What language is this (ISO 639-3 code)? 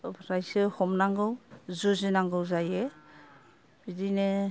brx